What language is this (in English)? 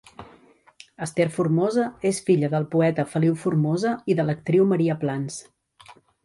Catalan